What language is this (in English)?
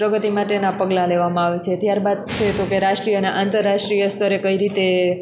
Gujarati